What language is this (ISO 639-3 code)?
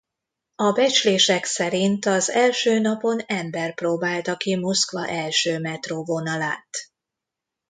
hun